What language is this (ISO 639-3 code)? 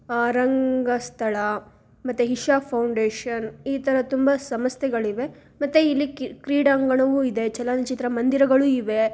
kan